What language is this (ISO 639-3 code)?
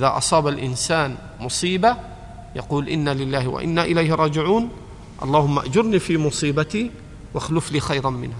ara